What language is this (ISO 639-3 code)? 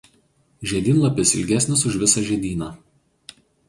lit